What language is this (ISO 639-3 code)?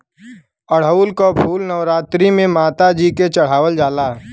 bho